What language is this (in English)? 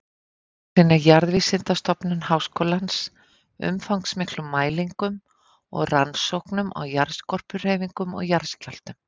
Icelandic